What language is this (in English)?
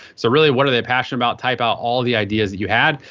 English